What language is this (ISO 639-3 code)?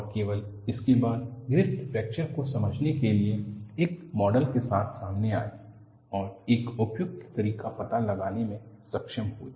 hin